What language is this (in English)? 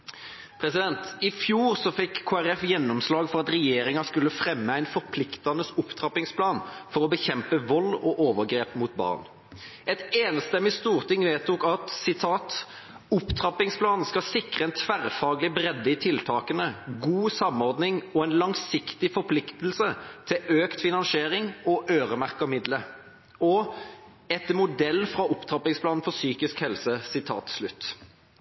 Norwegian Bokmål